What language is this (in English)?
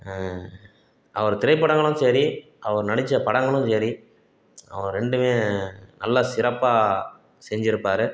Tamil